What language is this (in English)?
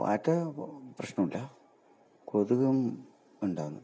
Malayalam